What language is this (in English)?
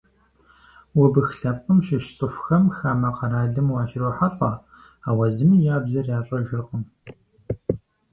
Kabardian